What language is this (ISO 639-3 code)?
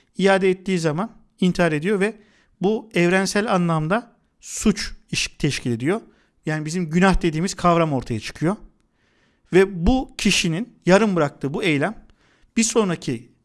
tur